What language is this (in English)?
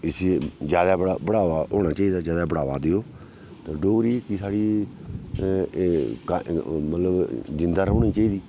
Dogri